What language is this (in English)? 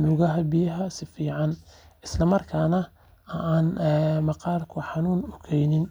Somali